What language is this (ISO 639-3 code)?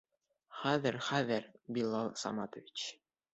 bak